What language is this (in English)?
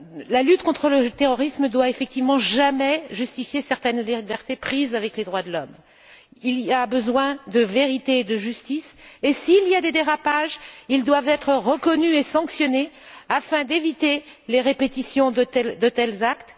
French